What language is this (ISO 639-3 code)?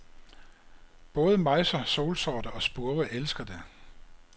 dan